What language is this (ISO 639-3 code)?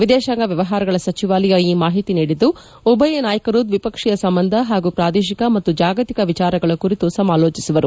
kan